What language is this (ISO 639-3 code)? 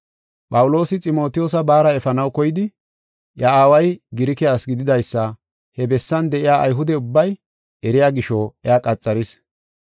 gof